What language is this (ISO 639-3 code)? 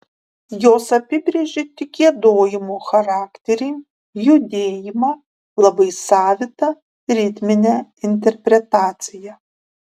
lit